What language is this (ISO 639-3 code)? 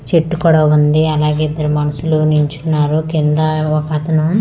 tel